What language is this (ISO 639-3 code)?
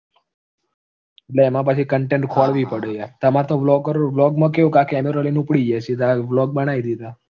guj